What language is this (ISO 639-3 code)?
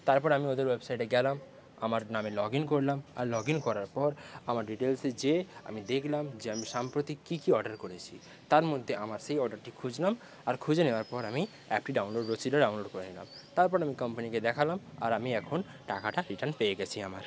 ben